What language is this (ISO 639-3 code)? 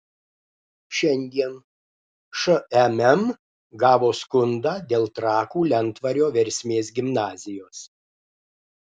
lit